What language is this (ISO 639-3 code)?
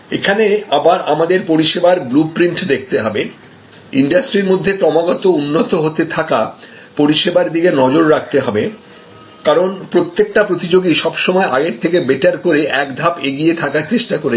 ben